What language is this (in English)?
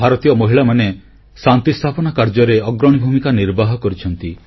Odia